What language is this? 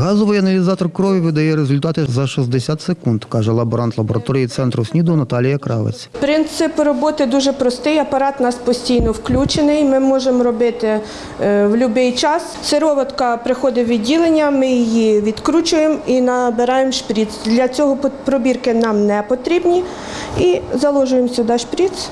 Ukrainian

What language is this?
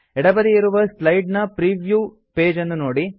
Kannada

